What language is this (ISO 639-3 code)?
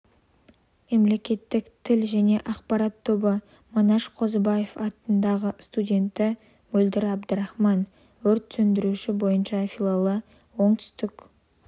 kaz